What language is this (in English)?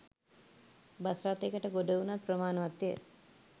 Sinhala